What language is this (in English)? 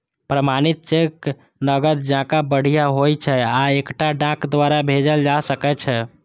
Maithili